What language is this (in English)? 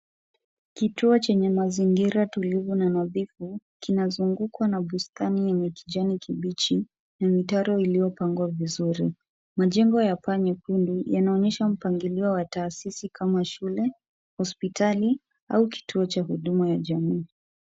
Swahili